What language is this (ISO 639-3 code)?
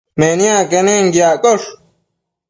mcf